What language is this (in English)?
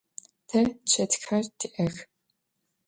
Adyghe